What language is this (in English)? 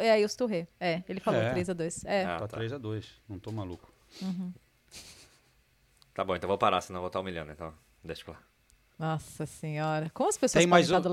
Portuguese